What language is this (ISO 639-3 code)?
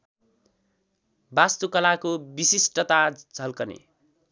nep